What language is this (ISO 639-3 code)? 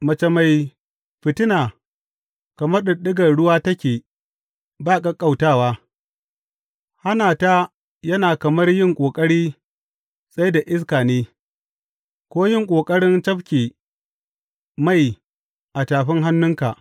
hau